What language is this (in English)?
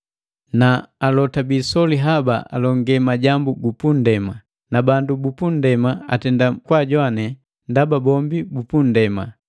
Matengo